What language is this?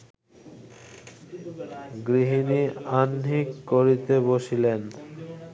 Bangla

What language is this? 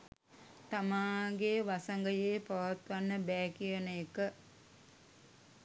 Sinhala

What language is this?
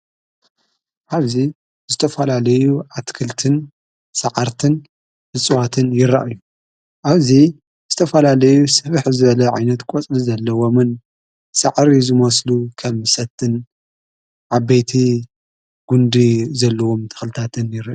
Tigrinya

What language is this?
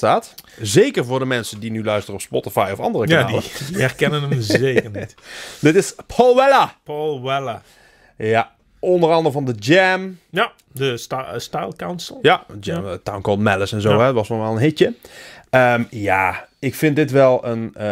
Dutch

